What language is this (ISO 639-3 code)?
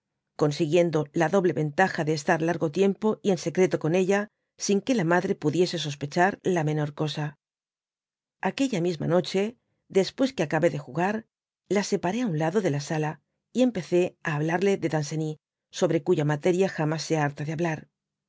spa